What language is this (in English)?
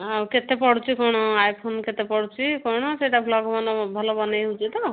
Odia